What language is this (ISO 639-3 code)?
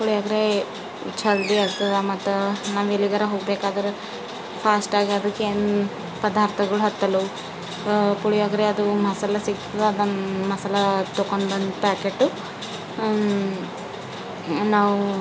kan